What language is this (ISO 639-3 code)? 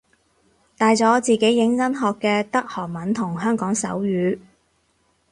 yue